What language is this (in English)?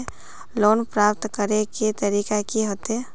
Magahi